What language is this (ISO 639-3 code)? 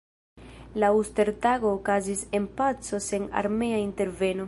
epo